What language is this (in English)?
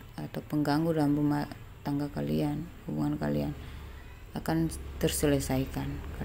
Indonesian